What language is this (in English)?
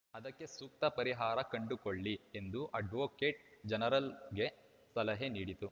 Kannada